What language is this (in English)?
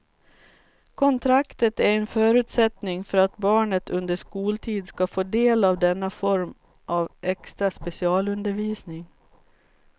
Swedish